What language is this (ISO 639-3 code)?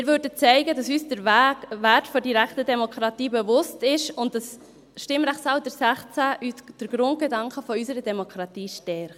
gsw